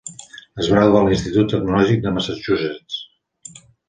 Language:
Catalan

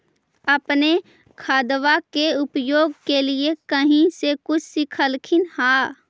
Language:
Magahi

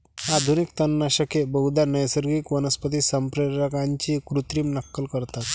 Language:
Marathi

